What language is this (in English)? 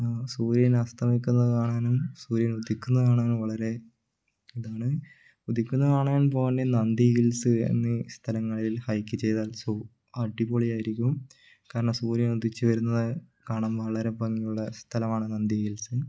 Malayalam